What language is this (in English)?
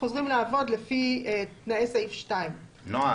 Hebrew